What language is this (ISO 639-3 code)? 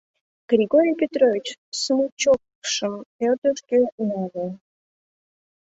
chm